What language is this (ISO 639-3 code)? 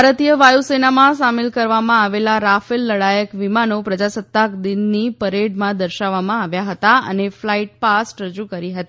guj